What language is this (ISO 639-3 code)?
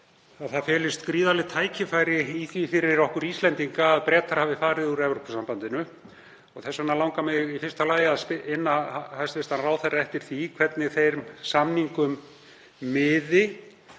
isl